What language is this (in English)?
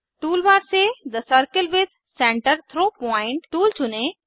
Hindi